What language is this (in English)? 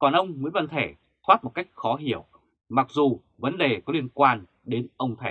Vietnamese